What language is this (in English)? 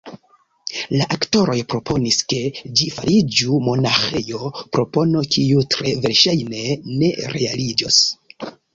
Esperanto